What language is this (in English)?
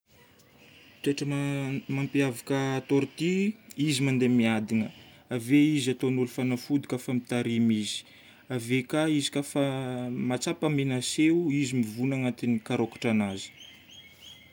Northern Betsimisaraka Malagasy